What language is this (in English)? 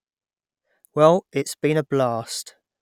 English